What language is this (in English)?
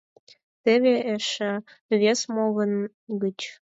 Mari